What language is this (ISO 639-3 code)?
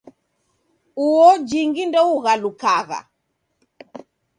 dav